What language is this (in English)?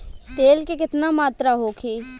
Bhojpuri